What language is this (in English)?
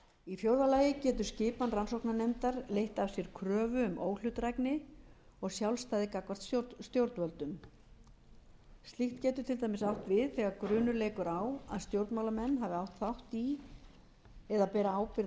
Icelandic